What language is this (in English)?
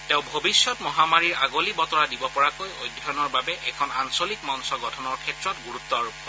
Assamese